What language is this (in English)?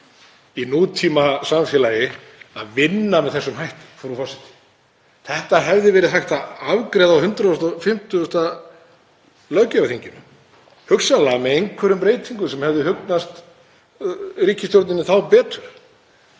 Icelandic